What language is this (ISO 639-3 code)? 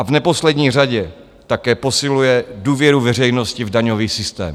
ces